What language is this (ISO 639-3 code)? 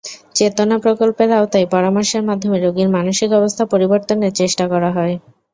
ben